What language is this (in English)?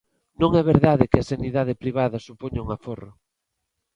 Galician